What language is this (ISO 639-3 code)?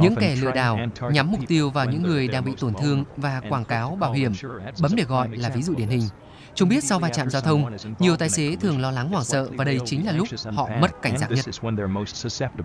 vie